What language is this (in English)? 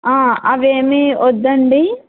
Telugu